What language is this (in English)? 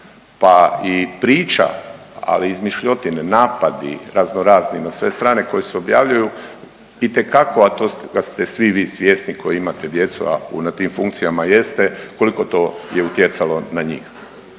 Croatian